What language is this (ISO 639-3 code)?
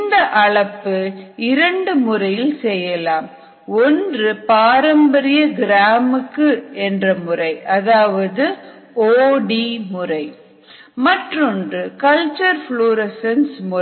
tam